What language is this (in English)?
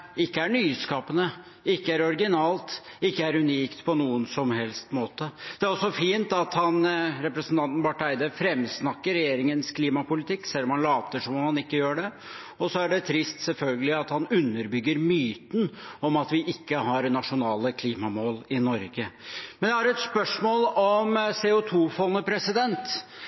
Norwegian Bokmål